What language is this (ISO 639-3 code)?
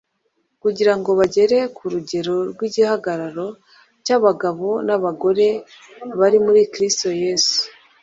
kin